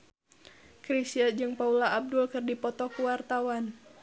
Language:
Sundanese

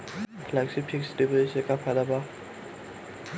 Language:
Bhojpuri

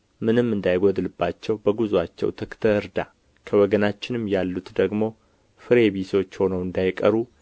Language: Amharic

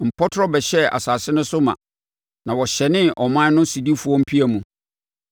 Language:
Akan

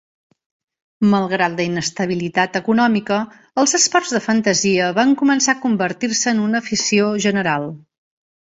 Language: Catalan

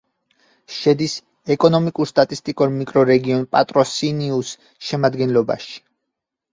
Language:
Georgian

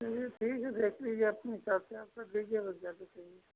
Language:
Hindi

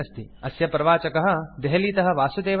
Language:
Sanskrit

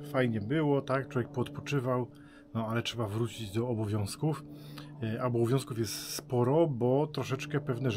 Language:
Polish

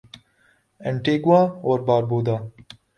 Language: Urdu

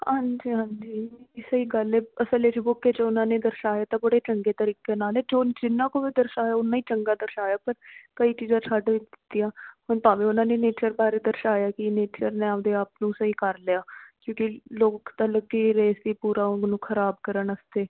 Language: Punjabi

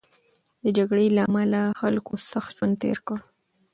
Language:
Pashto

